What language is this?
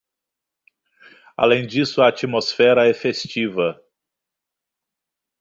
Portuguese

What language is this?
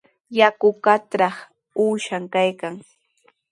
Sihuas Ancash Quechua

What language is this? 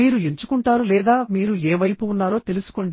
Telugu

